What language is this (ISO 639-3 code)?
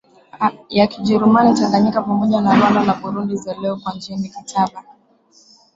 swa